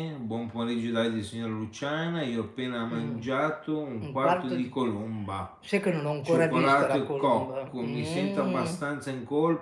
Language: Italian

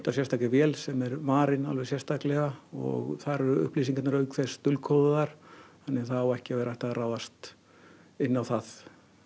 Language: Icelandic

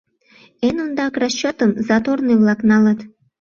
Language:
Mari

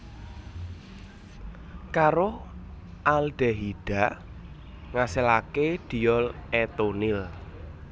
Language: Javanese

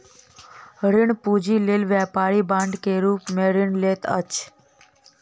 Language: Maithili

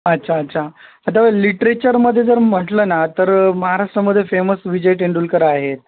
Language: Marathi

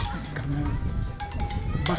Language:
Indonesian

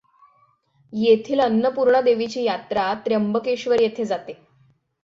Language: Marathi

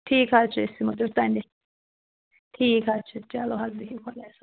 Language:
Kashmiri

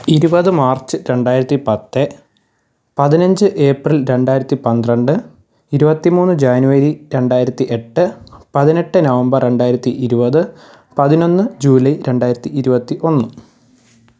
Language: Malayalam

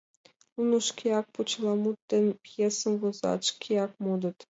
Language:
Mari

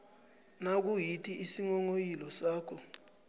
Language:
South Ndebele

